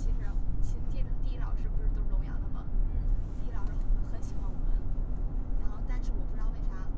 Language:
Chinese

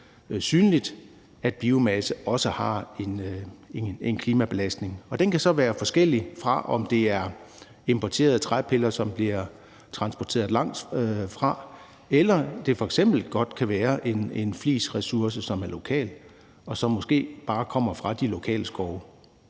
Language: Danish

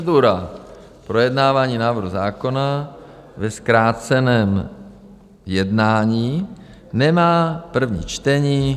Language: Czech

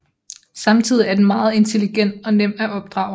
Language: Danish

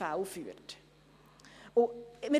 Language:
Swiss German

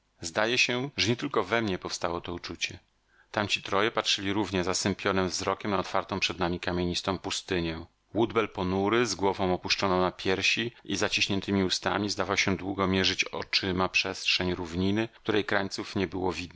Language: Polish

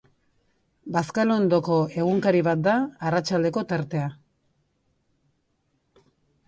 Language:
Basque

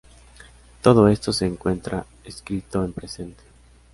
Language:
Spanish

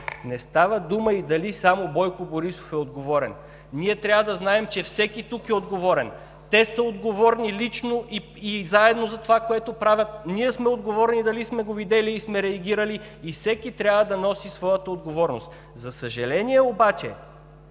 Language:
Bulgarian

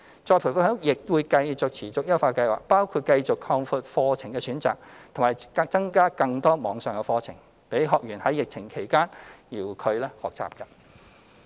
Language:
Cantonese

